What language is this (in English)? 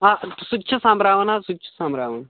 Kashmiri